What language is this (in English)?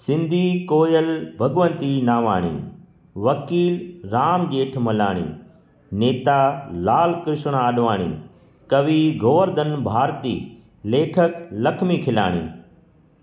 Sindhi